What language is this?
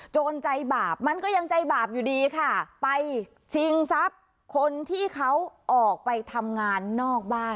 Thai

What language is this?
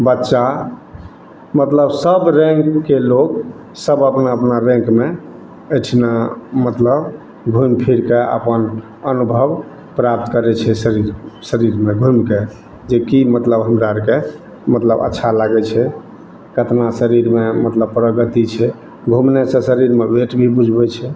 Maithili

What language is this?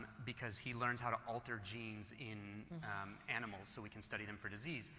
English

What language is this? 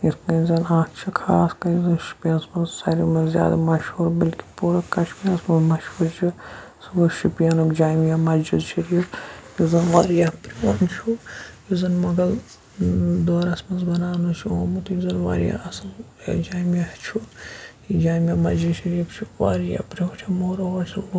Kashmiri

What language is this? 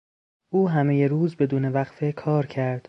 Persian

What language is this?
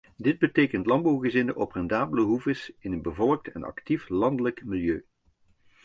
Dutch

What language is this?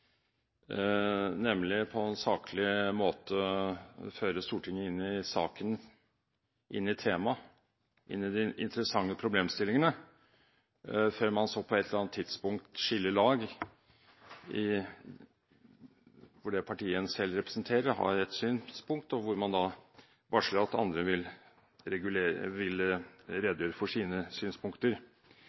Norwegian Bokmål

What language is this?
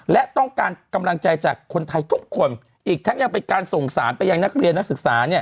Thai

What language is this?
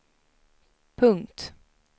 Swedish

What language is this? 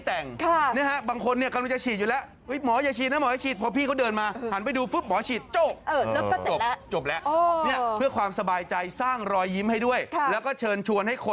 Thai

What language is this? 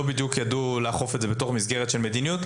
Hebrew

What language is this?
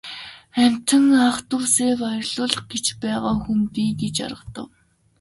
Mongolian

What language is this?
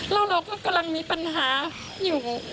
Thai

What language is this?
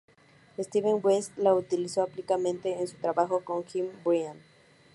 Spanish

